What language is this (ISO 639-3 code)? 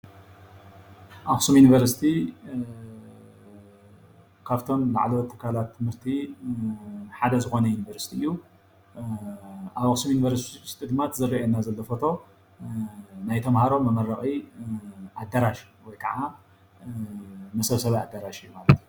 tir